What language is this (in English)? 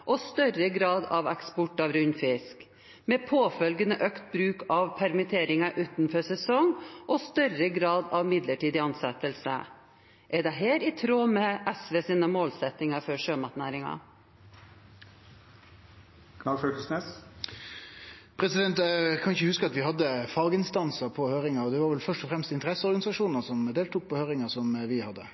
Norwegian